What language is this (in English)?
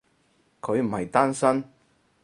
Cantonese